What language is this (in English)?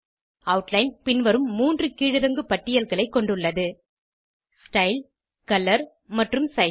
Tamil